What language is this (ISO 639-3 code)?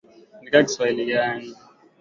swa